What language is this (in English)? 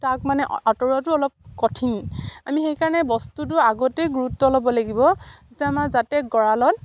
Assamese